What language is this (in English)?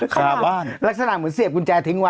Thai